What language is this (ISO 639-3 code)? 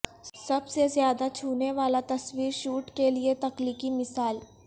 urd